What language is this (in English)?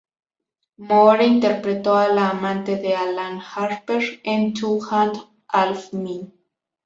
Spanish